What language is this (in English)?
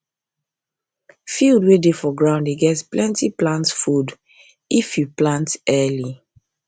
Nigerian Pidgin